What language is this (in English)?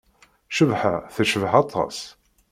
Kabyle